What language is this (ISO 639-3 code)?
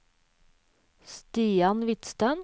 nor